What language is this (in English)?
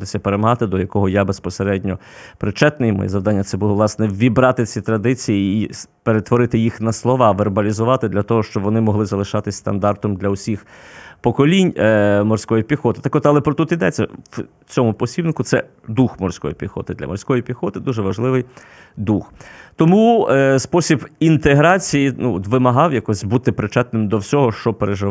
Ukrainian